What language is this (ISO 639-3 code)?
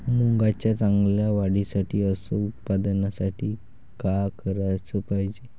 mar